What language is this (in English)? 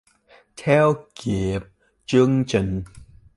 Vietnamese